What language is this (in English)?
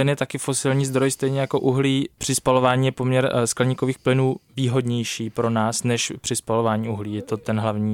Czech